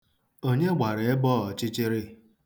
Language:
Igbo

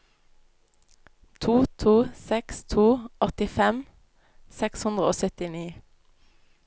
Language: Norwegian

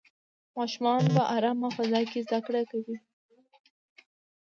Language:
Pashto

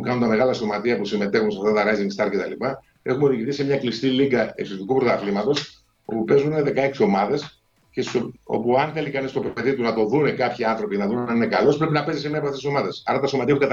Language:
Greek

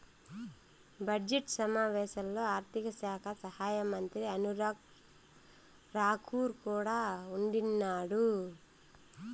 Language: Telugu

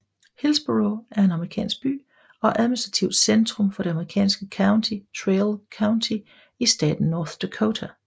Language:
Danish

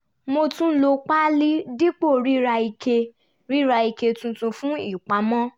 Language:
Yoruba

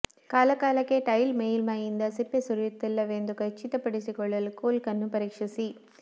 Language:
Kannada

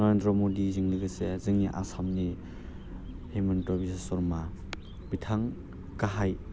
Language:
Bodo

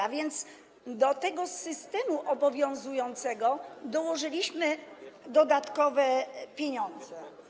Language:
Polish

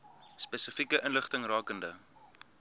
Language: Afrikaans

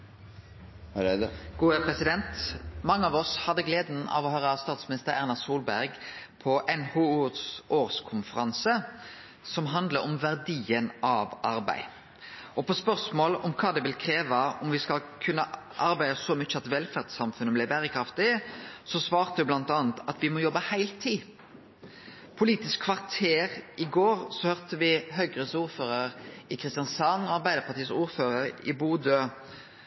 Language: Norwegian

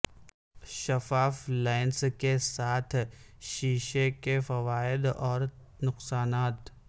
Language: Urdu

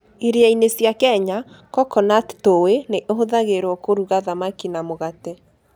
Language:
Kikuyu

